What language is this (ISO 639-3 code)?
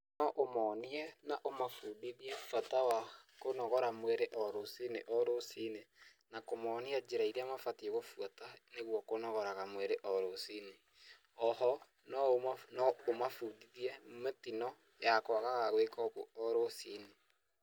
kik